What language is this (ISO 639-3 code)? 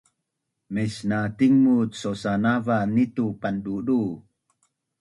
bnn